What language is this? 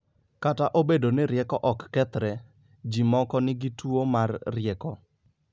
Luo (Kenya and Tanzania)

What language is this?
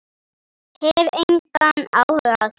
Icelandic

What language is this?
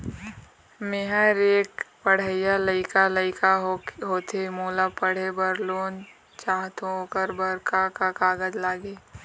Chhattisgarhi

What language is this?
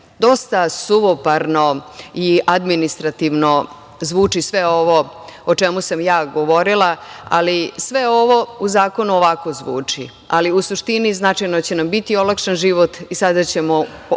Serbian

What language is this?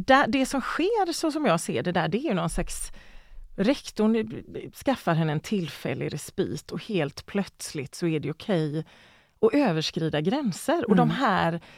Swedish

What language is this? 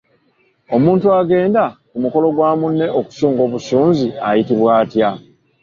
Ganda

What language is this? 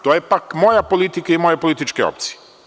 Serbian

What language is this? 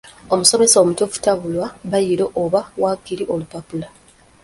Ganda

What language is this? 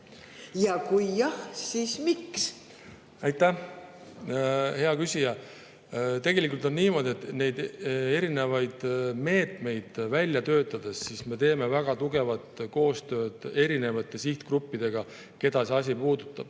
Estonian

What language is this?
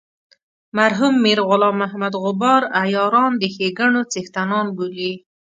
Pashto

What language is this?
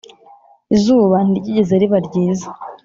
Kinyarwanda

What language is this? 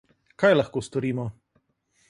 Slovenian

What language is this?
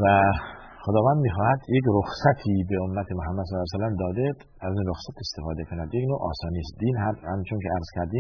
Persian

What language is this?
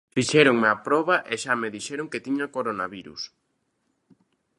Galician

